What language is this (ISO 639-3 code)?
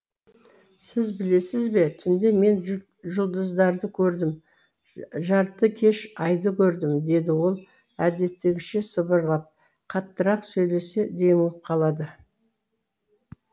kaz